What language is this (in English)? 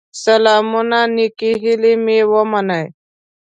Pashto